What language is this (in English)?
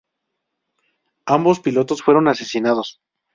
Spanish